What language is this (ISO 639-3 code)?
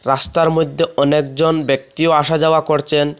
ben